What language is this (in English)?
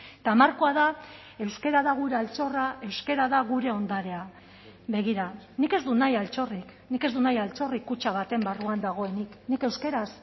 Basque